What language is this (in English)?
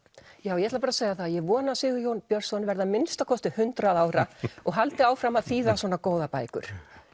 Icelandic